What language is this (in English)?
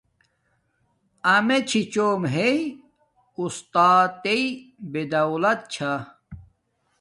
Domaaki